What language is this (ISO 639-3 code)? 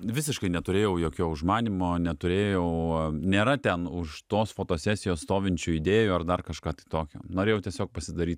lit